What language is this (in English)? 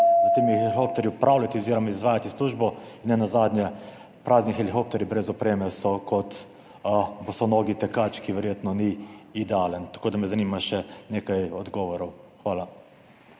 Slovenian